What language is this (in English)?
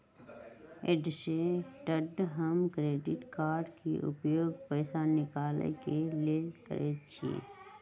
Magahi